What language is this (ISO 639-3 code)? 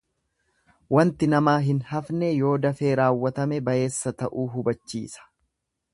orm